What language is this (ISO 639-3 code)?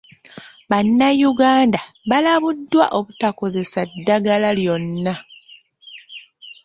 lug